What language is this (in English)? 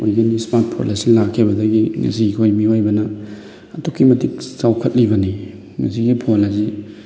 Manipuri